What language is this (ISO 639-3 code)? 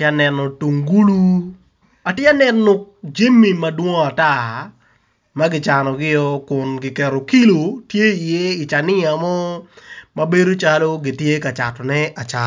ach